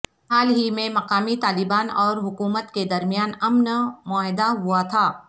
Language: Urdu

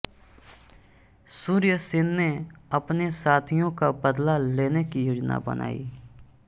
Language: Hindi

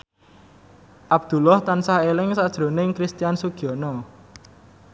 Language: Javanese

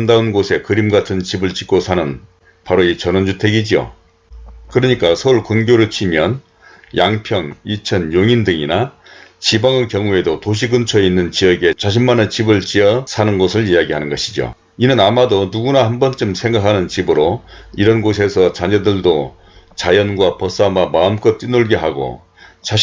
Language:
Korean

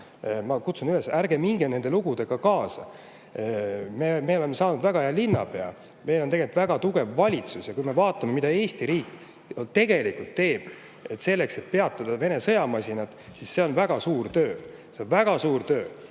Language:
Estonian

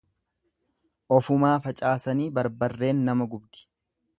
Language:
Oromo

